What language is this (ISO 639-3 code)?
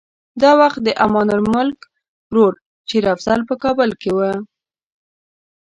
pus